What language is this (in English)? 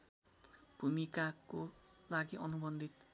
Nepali